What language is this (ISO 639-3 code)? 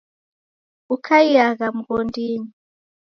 dav